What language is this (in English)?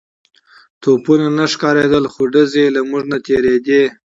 Pashto